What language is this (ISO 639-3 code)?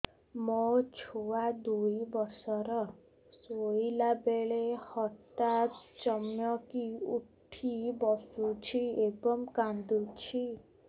ori